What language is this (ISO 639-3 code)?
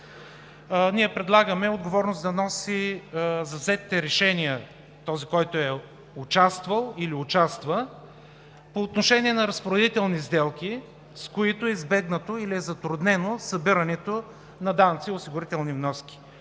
bul